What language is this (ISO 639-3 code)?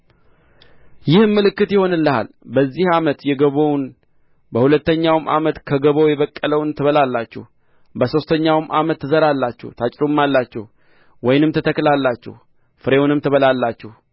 amh